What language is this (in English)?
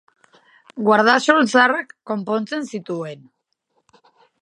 Basque